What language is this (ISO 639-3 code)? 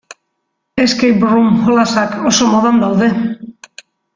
eus